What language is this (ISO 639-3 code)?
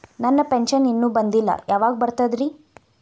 kan